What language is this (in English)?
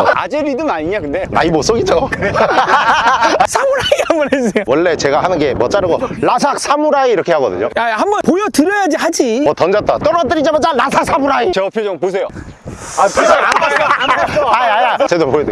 Korean